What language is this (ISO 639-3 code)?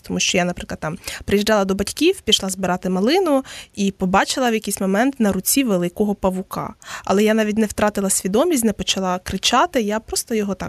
ukr